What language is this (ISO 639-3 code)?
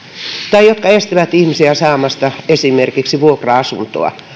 fin